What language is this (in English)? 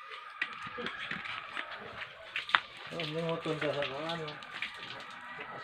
Indonesian